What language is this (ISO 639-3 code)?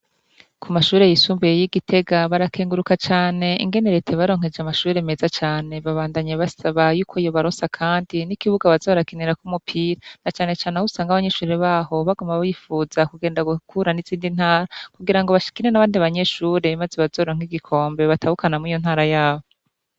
run